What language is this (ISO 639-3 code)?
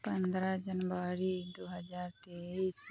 mai